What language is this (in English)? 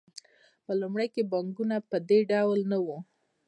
Pashto